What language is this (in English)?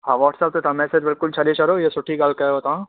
Sindhi